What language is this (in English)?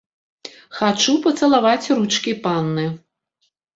Belarusian